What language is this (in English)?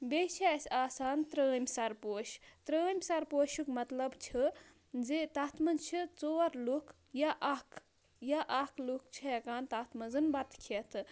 Kashmiri